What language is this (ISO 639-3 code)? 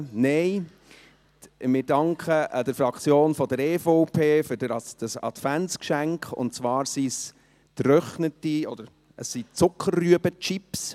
gsw